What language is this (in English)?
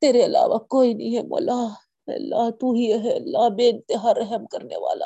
Urdu